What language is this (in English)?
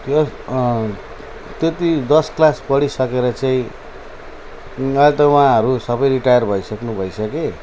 Nepali